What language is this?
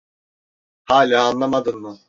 Turkish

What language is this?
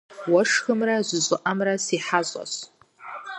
Kabardian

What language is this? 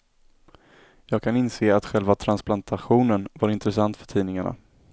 Swedish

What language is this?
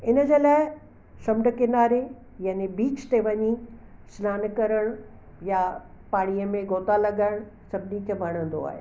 Sindhi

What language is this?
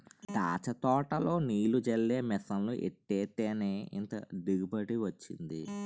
Telugu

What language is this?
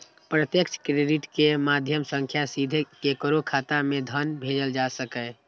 Maithili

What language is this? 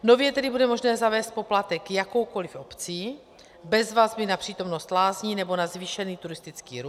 Czech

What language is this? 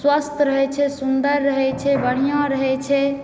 Maithili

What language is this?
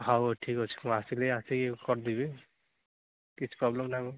Odia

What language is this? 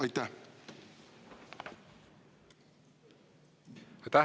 Estonian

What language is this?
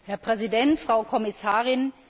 German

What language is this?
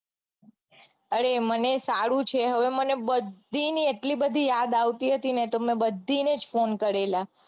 Gujarati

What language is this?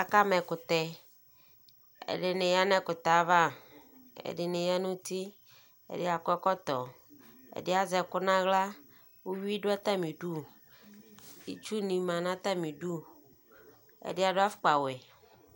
Ikposo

